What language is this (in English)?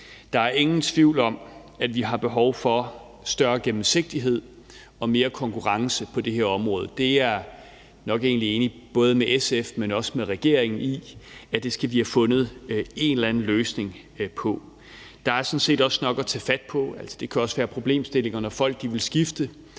Danish